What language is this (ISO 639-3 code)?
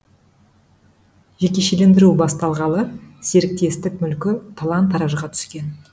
kaz